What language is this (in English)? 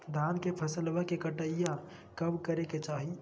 Magahi